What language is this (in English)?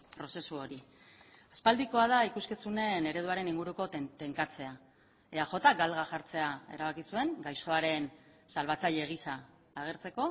Basque